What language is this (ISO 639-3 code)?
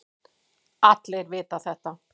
isl